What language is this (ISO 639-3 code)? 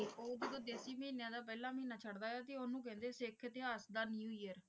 pan